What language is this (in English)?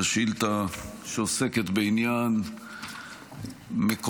Hebrew